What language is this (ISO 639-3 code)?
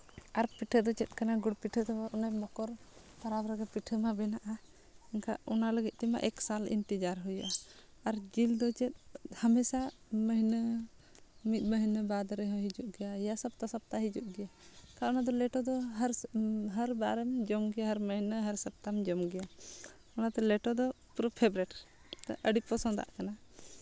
sat